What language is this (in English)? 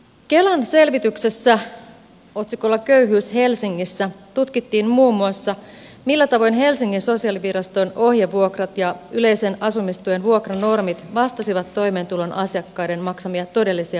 Finnish